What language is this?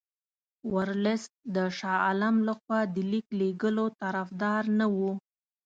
Pashto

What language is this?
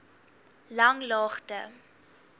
Afrikaans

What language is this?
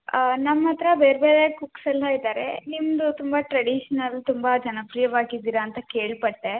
Kannada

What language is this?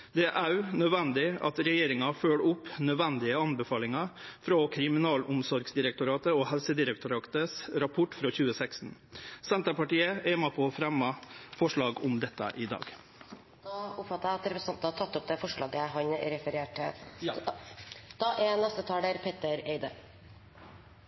Norwegian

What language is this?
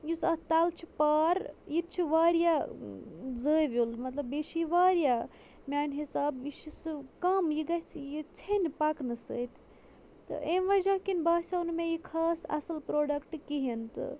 Kashmiri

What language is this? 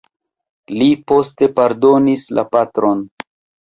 Esperanto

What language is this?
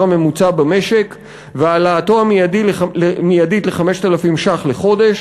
Hebrew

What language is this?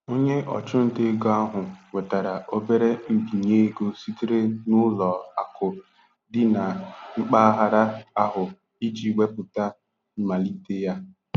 Igbo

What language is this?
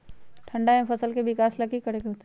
Magahi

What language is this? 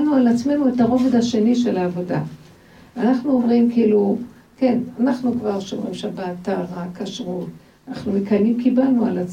Hebrew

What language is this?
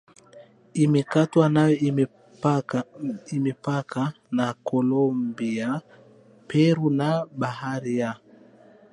Swahili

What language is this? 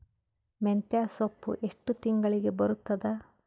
Kannada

